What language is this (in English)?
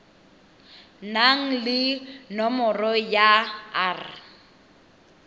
Tswana